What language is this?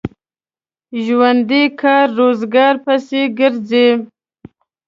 Pashto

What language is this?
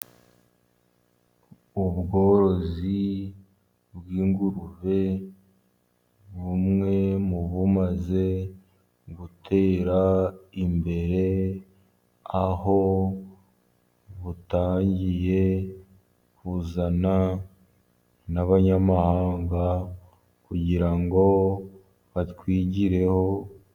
Kinyarwanda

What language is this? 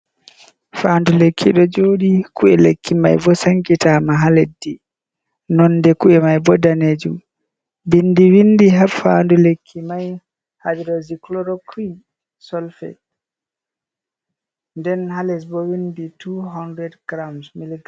Fula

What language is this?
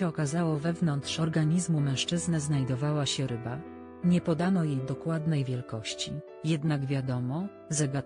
Polish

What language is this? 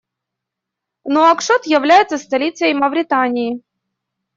Russian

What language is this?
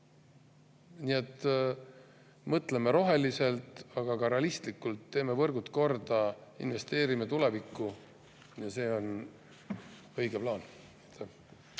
Estonian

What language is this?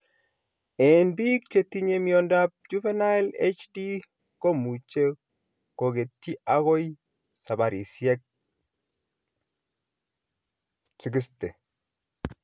Kalenjin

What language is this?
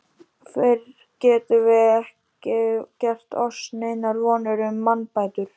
Icelandic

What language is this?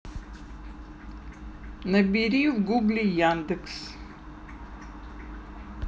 Russian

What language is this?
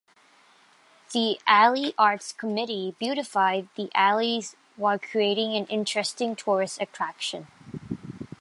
English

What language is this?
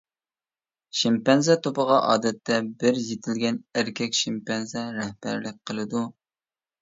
Uyghur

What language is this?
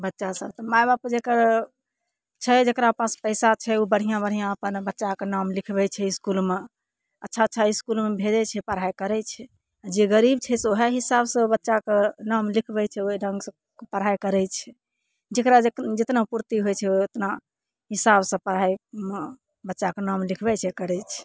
Maithili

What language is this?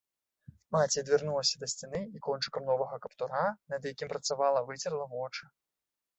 Belarusian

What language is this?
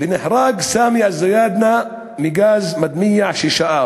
Hebrew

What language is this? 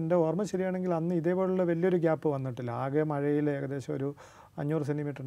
Malayalam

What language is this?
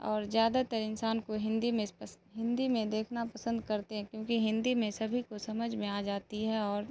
Urdu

